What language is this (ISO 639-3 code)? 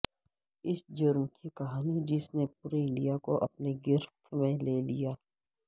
urd